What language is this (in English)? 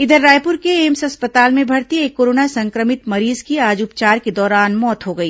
Hindi